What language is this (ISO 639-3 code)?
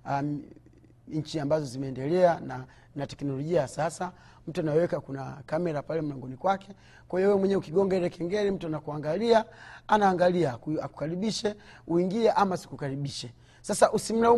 swa